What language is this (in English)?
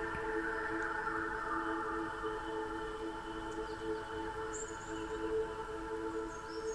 Hungarian